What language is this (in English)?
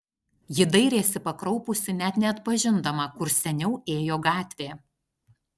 Lithuanian